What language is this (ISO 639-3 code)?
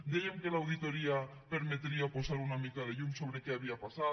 cat